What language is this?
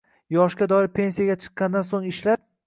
Uzbek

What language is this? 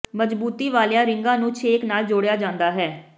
Punjabi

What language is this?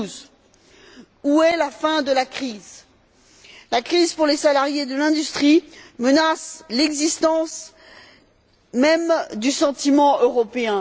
French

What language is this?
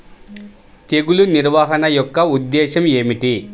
Telugu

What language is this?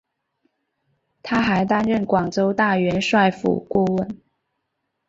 Chinese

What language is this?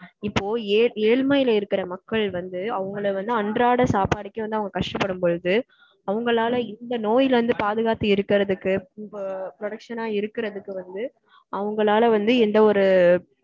Tamil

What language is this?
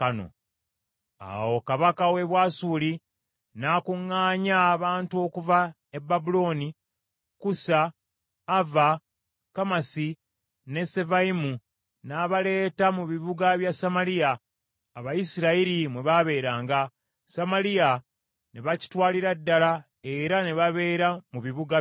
Ganda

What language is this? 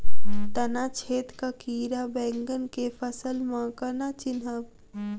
Maithili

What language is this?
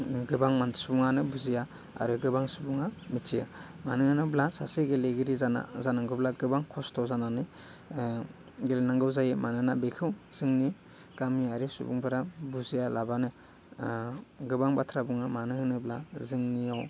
Bodo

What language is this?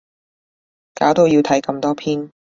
Cantonese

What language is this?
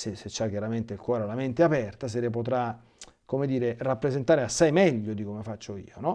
Italian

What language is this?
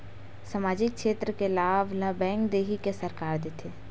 Chhattisgarhi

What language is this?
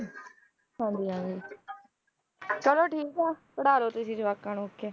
Punjabi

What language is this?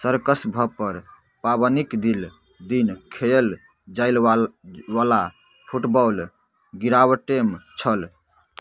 Maithili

